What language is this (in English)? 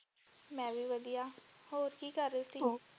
Punjabi